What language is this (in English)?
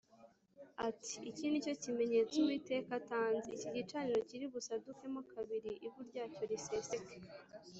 Kinyarwanda